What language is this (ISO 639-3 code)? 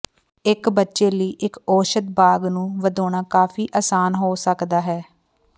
pan